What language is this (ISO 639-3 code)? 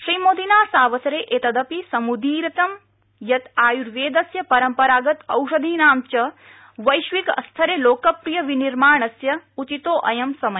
san